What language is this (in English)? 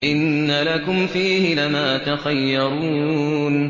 Arabic